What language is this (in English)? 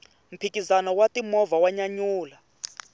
Tsonga